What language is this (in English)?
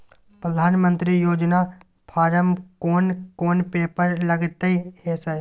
Maithili